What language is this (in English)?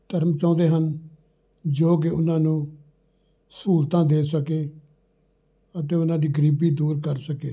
Punjabi